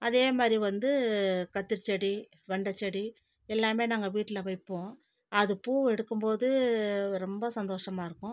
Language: Tamil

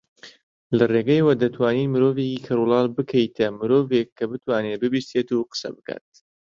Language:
Central Kurdish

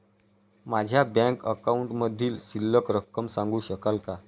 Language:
Marathi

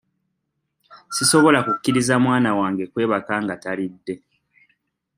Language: Ganda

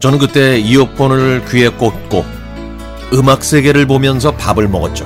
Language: Korean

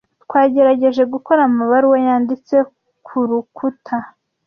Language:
Kinyarwanda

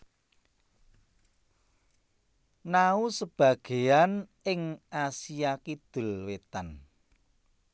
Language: Javanese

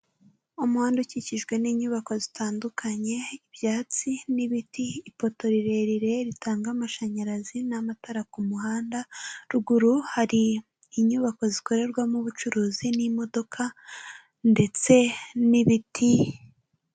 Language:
Kinyarwanda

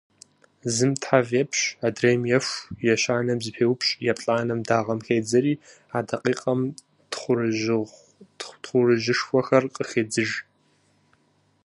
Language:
Kabardian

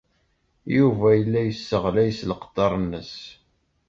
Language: Kabyle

